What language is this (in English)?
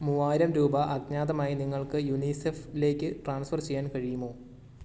Malayalam